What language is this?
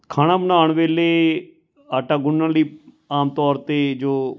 Punjabi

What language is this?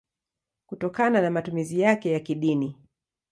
Swahili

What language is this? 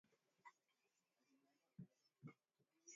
Swahili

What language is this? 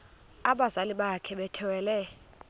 Xhosa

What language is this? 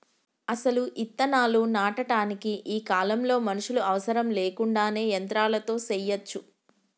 Telugu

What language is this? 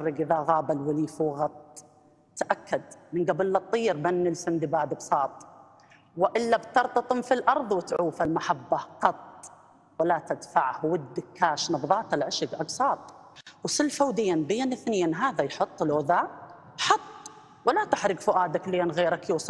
Arabic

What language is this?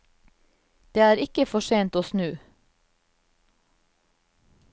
Norwegian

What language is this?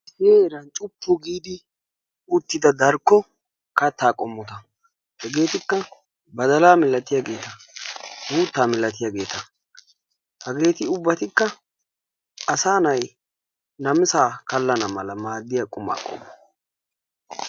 Wolaytta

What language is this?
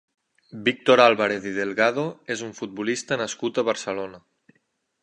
Catalan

